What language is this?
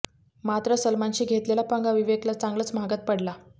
Marathi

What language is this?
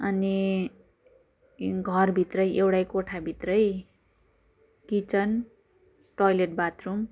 Nepali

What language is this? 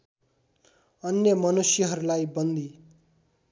Nepali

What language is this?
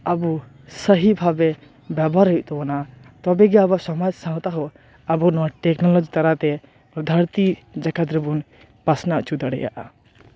Santali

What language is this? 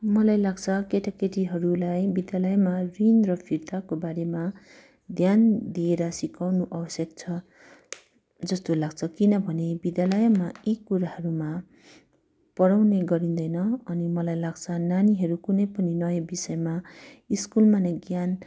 Nepali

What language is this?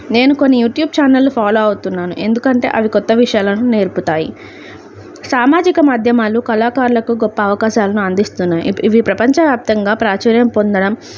Telugu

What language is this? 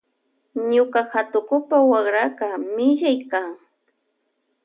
Loja Highland Quichua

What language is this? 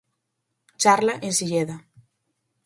Galician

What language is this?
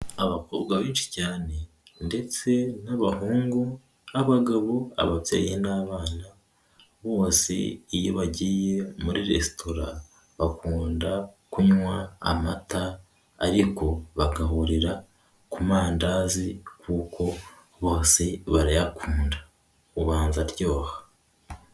Kinyarwanda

